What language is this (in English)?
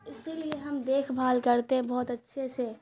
Urdu